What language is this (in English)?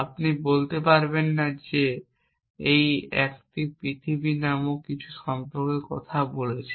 Bangla